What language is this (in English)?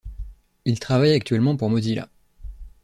French